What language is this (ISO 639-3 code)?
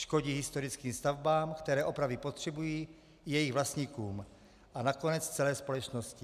ces